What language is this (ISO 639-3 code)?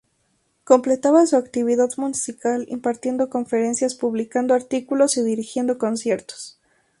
spa